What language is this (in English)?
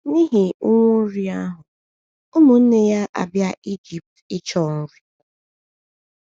Igbo